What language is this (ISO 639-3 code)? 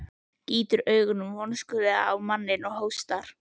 isl